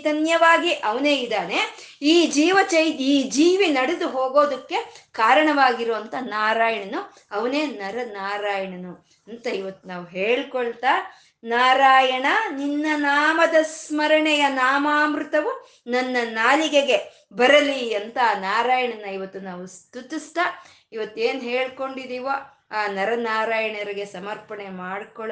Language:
Kannada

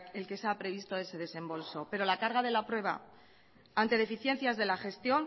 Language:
Spanish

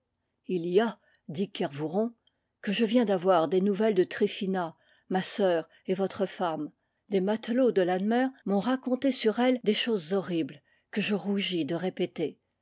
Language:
French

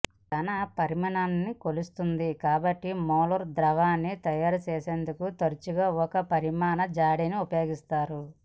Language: Telugu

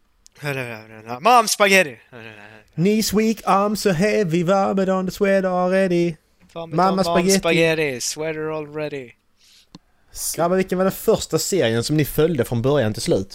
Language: Swedish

